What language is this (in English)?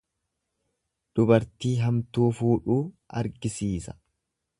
Oromo